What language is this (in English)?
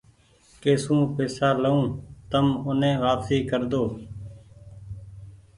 Goaria